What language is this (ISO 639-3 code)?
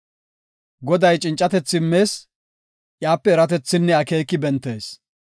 gof